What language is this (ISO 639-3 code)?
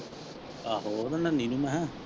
pan